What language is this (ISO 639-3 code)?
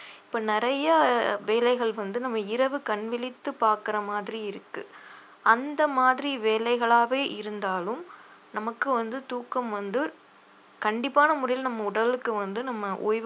tam